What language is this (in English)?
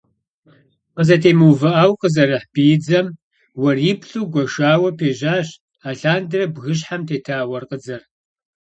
Kabardian